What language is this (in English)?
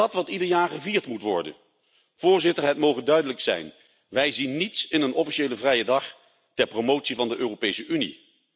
Dutch